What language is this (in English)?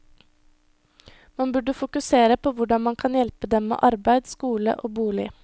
Norwegian